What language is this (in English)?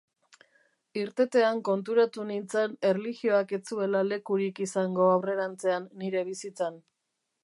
Basque